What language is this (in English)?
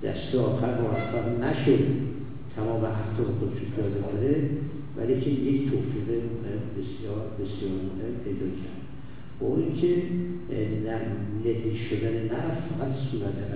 Persian